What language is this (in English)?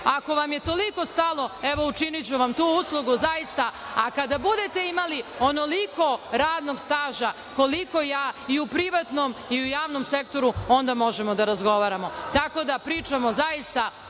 Serbian